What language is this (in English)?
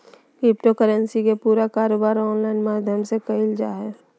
Magahi